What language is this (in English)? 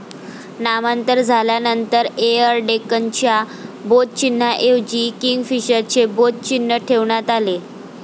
Marathi